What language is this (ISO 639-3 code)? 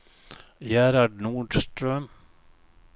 swe